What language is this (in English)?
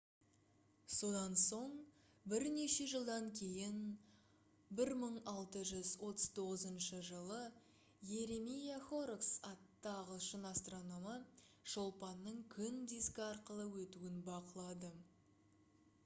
Kazakh